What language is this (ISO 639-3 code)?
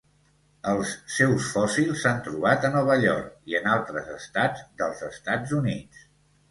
cat